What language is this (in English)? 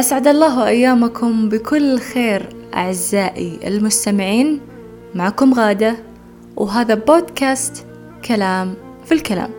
Arabic